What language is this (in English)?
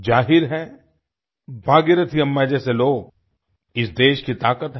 Hindi